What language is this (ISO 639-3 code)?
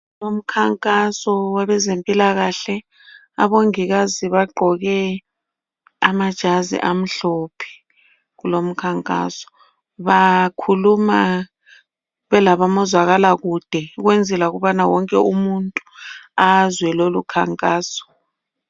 nde